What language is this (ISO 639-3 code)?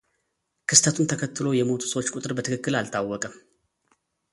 amh